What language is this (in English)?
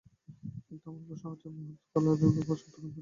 Bangla